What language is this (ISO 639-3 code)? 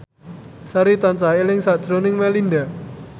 jav